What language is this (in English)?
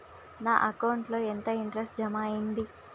Telugu